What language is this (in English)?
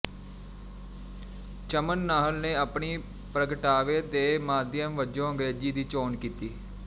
Punjabi